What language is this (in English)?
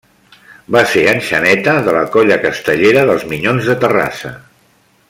Catalan